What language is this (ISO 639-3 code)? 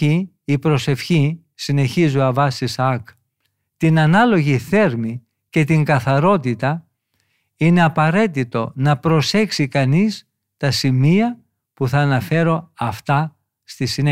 ell